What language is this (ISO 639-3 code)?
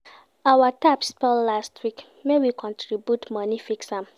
pcm